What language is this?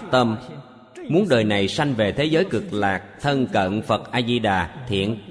Vietnamese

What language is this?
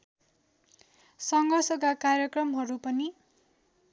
Nepali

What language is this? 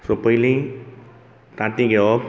Konkani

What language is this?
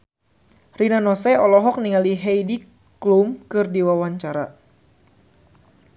Sundanese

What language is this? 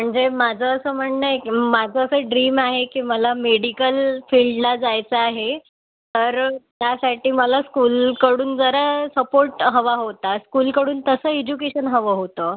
Marathi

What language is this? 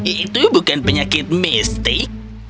Indonesian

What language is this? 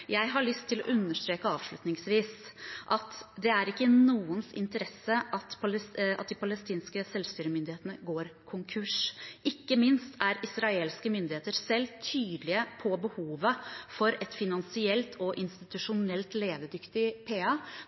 Norwegian Bokmål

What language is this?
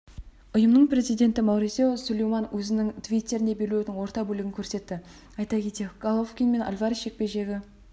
Kazakh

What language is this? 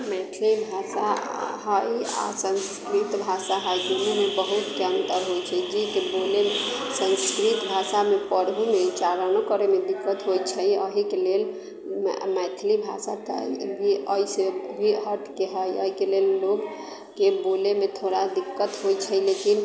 Maithili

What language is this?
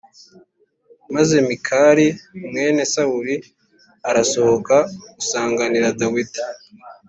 Kinyarwanda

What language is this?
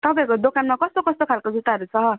Nepali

